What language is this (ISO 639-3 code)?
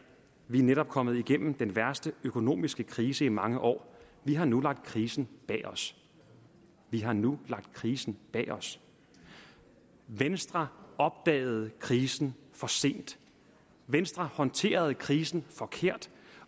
dan